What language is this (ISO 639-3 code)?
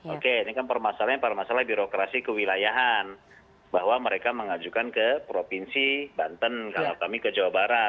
ind